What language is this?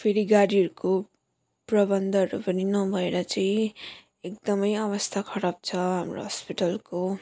Nepali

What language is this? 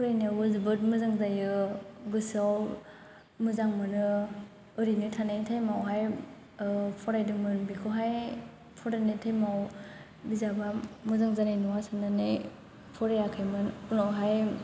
Bodo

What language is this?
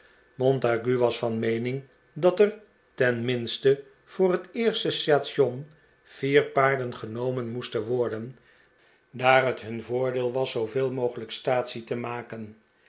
Dutch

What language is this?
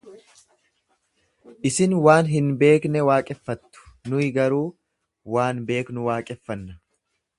Oromo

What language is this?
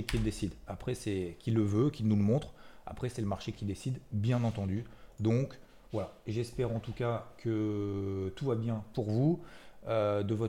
French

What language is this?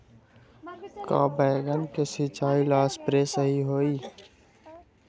Magahi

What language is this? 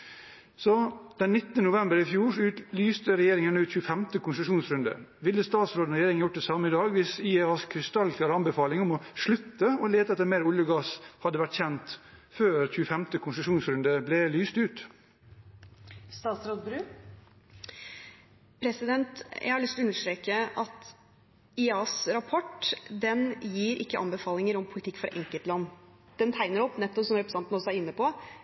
Norwegian Bokmål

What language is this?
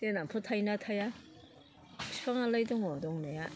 Bodo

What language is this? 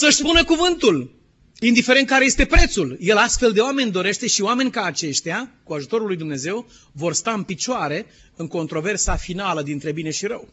Romanian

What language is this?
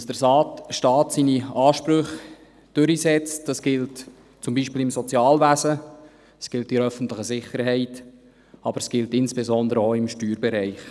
Swiss German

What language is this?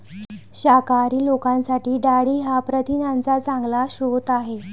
Marathi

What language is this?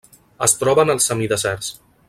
Catalan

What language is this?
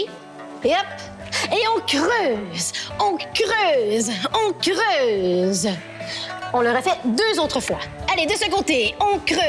French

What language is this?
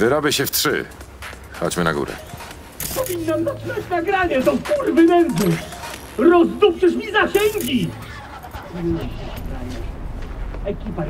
Polish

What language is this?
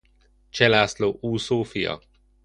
Hungarian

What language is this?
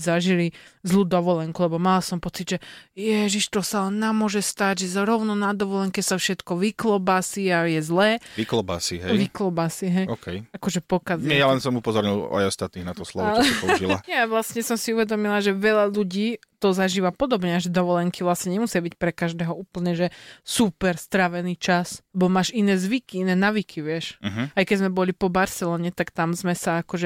Slovak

